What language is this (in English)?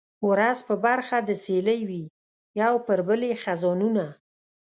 Pashto